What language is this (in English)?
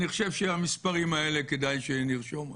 Hebrew